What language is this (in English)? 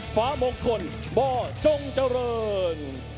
Thai